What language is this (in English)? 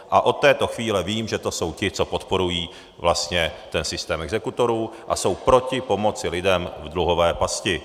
Czech